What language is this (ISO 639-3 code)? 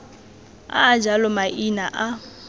tsn